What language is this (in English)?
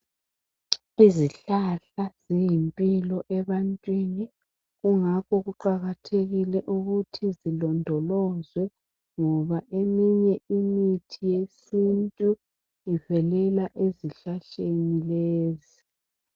North Ndebele